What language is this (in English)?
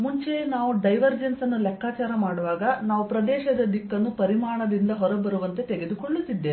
Kannada